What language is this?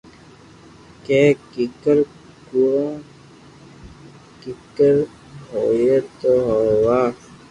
Loarki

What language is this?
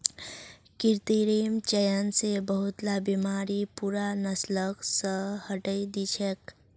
Magahi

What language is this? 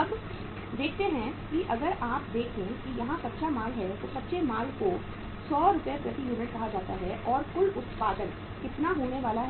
Hindi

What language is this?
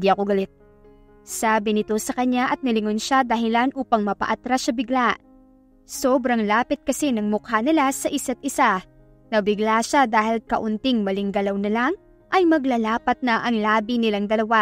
Filipino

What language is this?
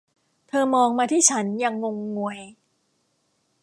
Thai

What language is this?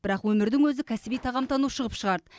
Kazakh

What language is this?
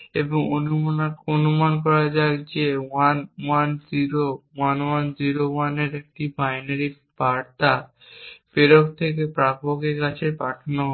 Bangla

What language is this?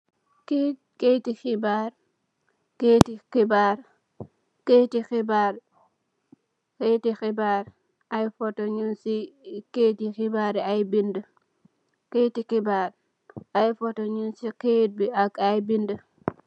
Wolof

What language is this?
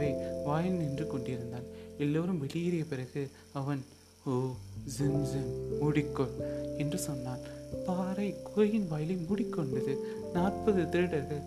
Tamil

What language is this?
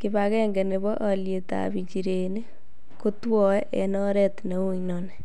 Kalenjin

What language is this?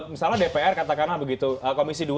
Indonesian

